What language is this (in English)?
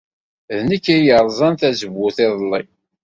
Kabyle